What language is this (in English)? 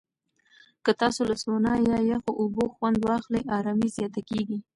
Pashto